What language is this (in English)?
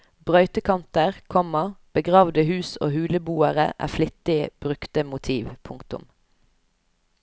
Norwegian